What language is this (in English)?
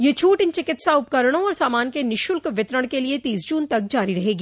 Hindi